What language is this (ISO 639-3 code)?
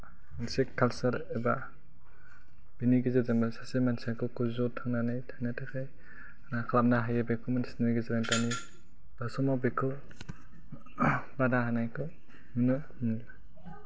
brx